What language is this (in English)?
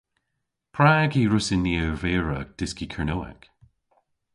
Cornish